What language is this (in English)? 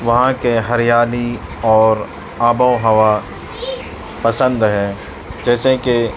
Urdu